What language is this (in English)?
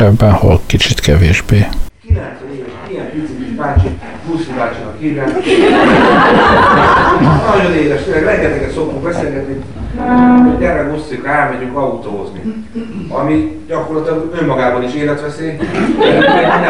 Hungarian